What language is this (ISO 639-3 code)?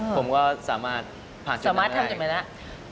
tha